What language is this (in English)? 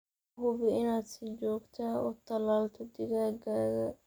Somali